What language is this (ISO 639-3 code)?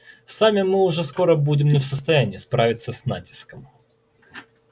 rus